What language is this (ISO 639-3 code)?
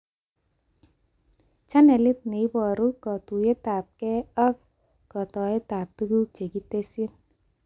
kln